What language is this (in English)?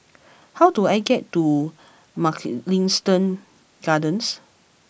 English